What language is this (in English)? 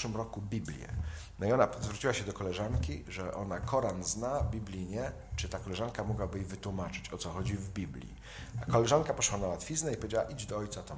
Polish